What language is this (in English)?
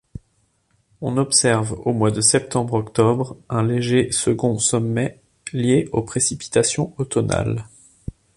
French